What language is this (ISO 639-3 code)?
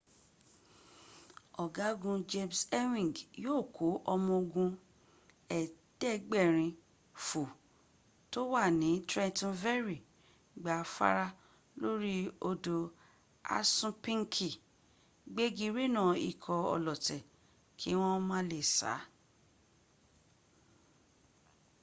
yor